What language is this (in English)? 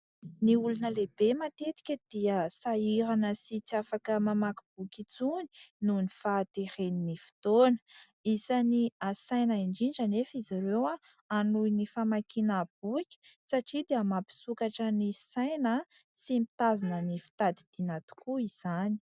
Malagasy